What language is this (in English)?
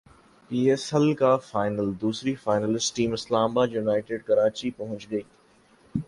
Urdu